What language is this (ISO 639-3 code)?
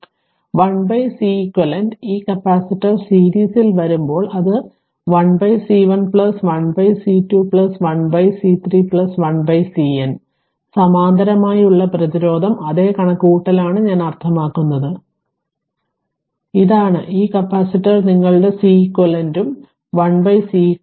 mal